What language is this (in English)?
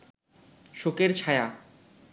Bangla